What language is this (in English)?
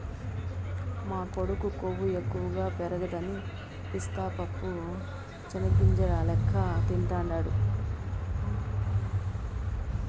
Telugu